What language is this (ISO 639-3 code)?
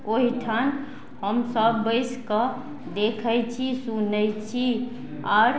mai